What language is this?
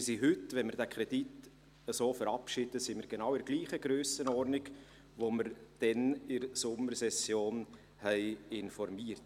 Swiss German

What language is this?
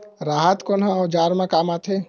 Chhattisgarhi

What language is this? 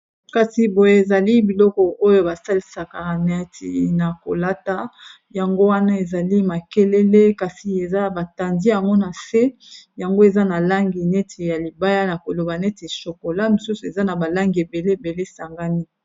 Lingala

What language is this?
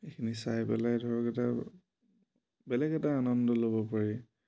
Assamese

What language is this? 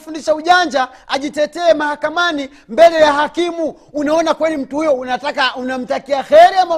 Swahili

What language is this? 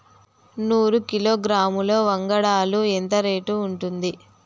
Telugu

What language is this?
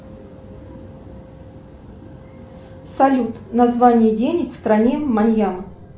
Russian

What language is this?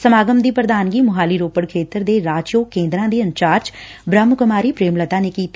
Punjabi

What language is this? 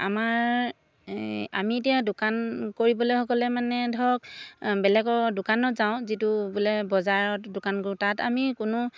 Assamese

